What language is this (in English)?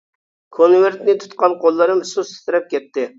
Uyghur